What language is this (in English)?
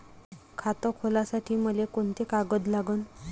Marathi